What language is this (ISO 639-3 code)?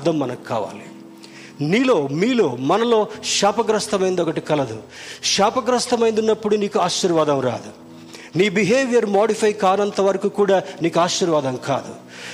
tel